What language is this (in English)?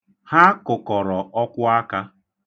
Igbo